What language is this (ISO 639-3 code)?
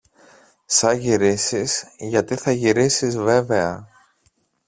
ell